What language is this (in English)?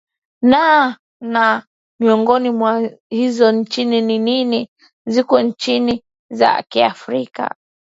Swahili